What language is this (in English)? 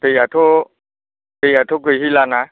Bodo